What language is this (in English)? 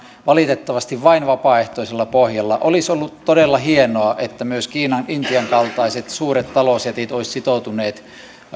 Finnish